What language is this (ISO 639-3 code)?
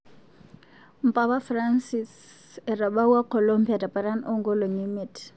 mas